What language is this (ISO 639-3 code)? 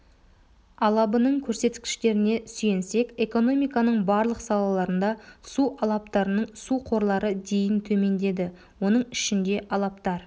kaz